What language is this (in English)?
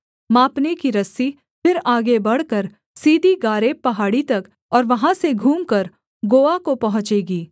Hindi